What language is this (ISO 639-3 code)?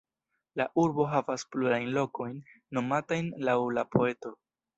epo